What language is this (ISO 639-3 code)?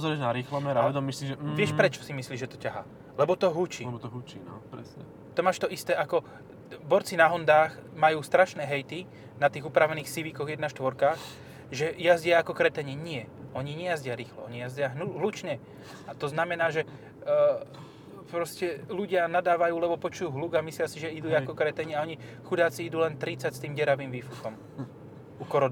slk